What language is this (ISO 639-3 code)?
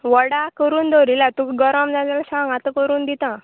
kok